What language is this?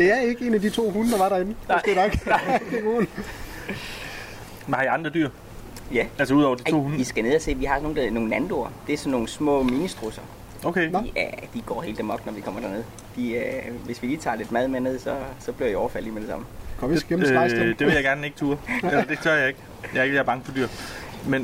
Danish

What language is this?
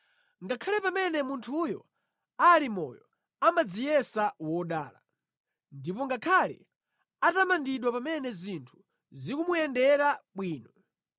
Nyanja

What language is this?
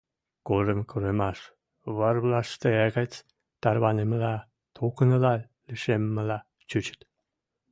Western Mari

